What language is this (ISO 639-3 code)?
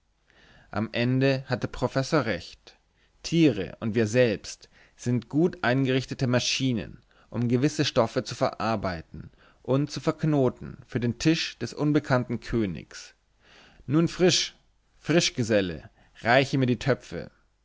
deu